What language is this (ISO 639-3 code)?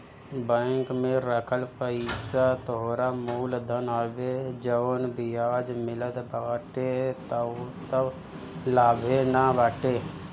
bho